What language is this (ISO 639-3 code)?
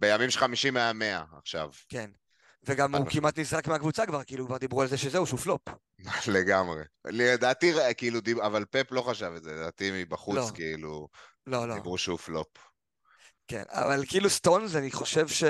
heb